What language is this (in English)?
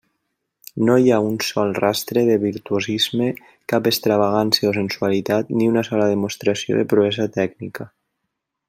Catalan